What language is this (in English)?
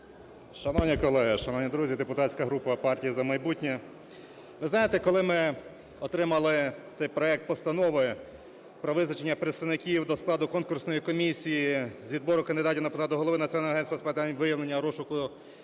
Ukrainian